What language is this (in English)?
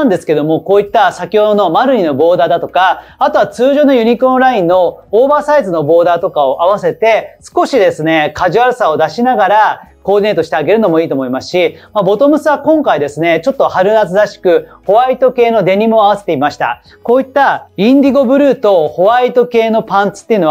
Japanese